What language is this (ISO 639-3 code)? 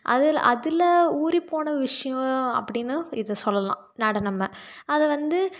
tam